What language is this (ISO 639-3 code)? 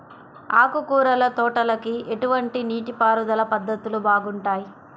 tel